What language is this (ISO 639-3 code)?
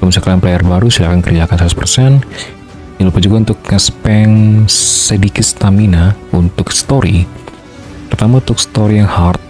ind